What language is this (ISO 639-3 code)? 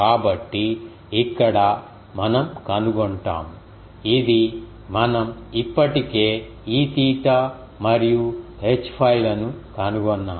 tel